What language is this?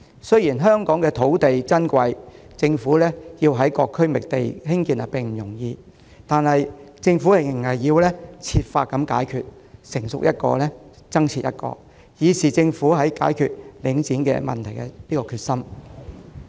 Cantonese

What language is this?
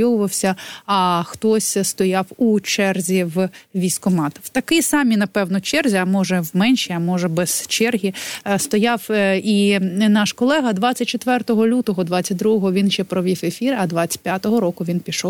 Ukrainian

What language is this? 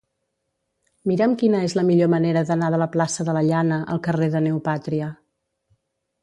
Catalan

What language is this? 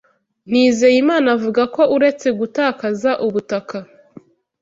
Kinyarwanda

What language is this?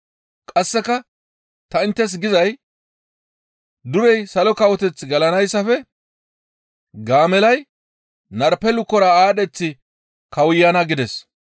Gamo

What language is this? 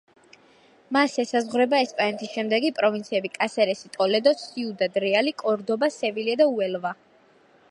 Georgian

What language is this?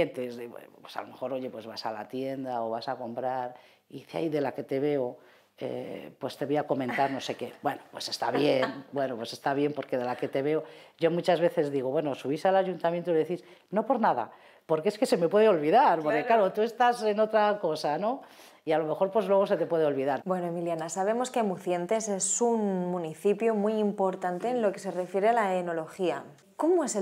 Spanish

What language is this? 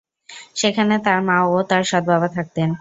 Bangla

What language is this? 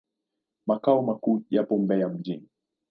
Swahili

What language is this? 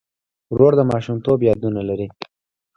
Pashto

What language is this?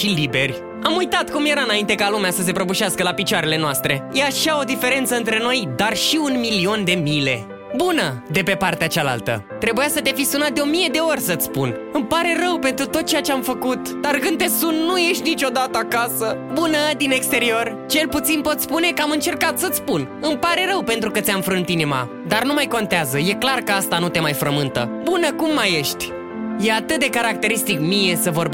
Romanian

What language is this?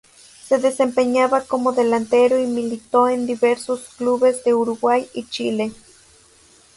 Spanish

